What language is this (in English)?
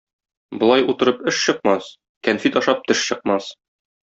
Tatar